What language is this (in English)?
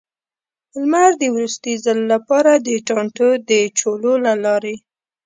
Pashto